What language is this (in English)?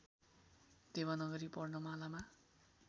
Nepali